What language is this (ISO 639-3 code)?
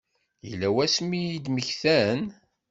kab